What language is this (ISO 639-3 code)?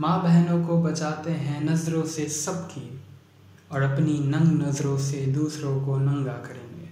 hin